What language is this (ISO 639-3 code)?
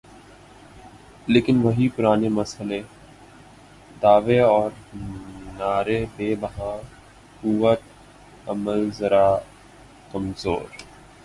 urd